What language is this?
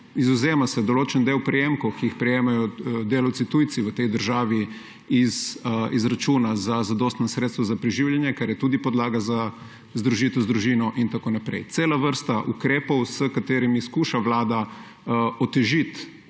Slovenian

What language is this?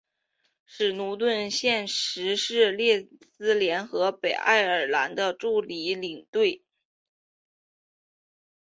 Chinese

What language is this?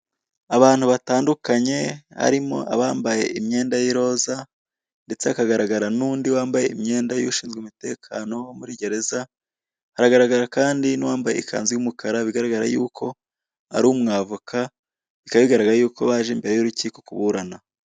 Kinyarwanda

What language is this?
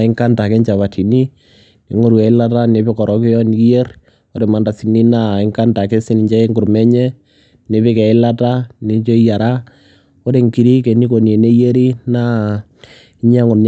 Masai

